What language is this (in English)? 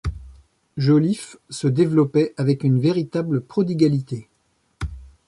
French